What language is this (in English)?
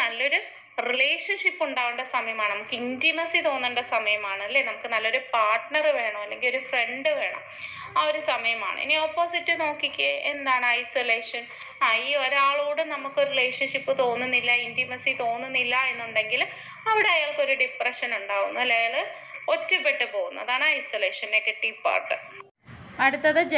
Malayalam